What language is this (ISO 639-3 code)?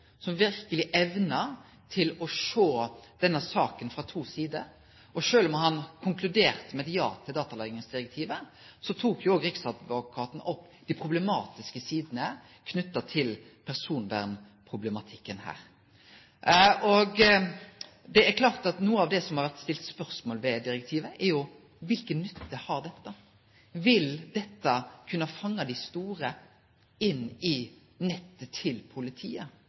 nno